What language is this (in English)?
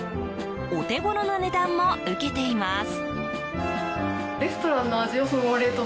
Japanese